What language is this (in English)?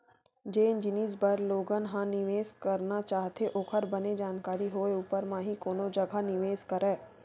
Chhattisgarhi